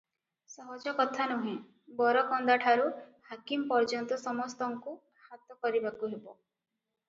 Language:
Odia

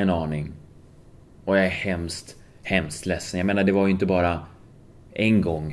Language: Swedish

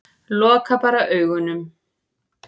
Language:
Icelandic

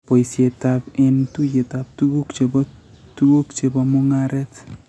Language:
Kalenjin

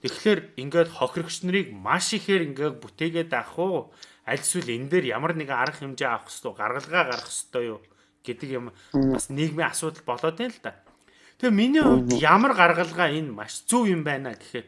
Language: Turkish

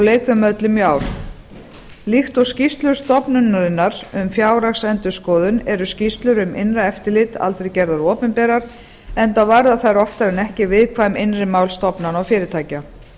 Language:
Icelandic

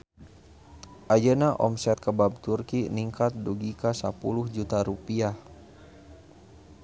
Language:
Sundanese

